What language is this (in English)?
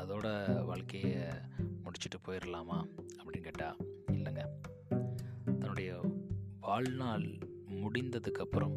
Tamil